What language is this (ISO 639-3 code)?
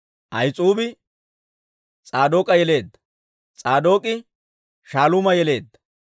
dwr